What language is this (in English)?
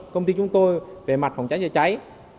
Vietnamese